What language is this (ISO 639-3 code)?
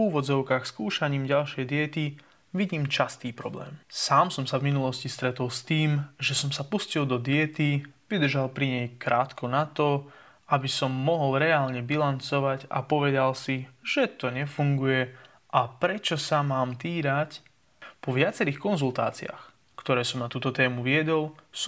slk